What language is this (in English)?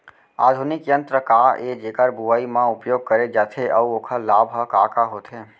Chhattisgarhi